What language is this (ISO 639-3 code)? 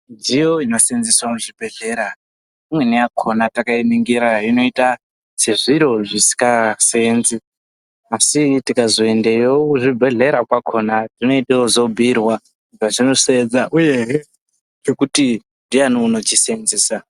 ndc